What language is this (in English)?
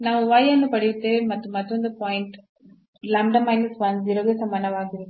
Kannada